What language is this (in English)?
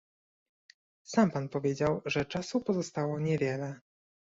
Polish